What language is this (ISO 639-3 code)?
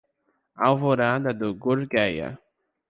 por